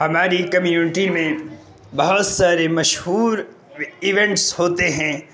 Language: Urdu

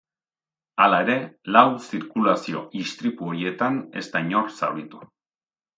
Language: Basque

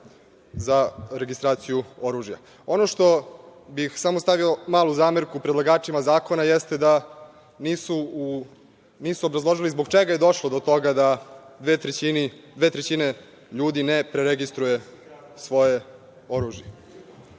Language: Serbian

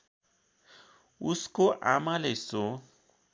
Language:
Nepali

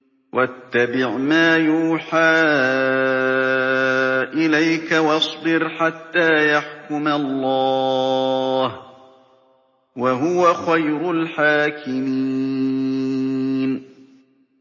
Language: Arabic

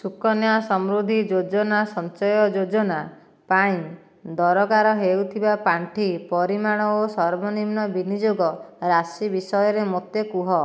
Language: Odia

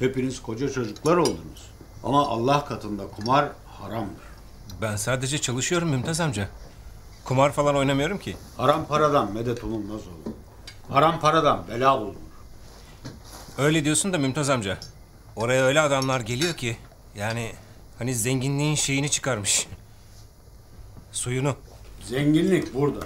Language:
Turkish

